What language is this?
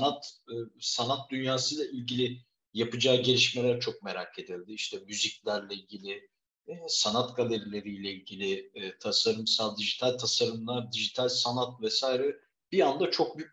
Turkish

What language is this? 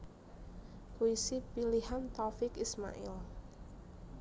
Javanese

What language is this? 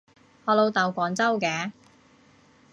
Cantonese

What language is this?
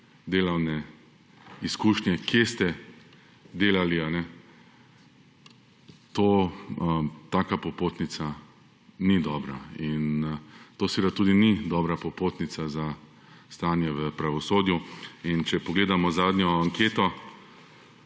Slovenian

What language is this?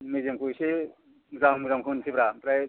Bodo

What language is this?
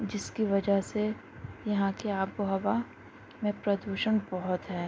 Urdu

